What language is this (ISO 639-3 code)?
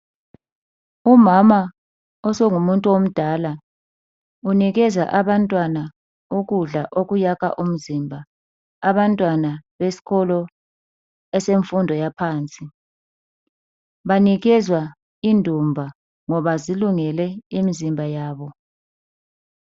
nde